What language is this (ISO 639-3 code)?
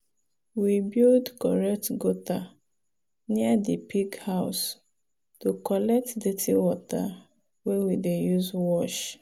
pcm